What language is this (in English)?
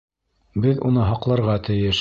Bashkir